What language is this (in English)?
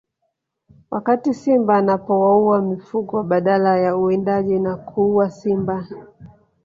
Swahili